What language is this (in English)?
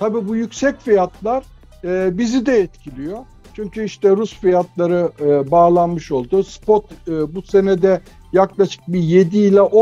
Turkish